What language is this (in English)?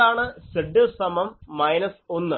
Malayalam